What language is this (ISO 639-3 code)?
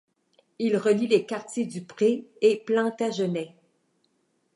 fra